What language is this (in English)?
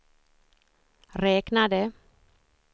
Swedish